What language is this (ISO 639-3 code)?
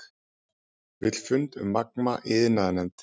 isl